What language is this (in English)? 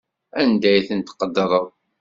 Kabyle